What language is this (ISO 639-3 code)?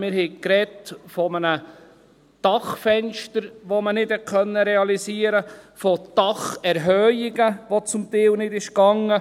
gsw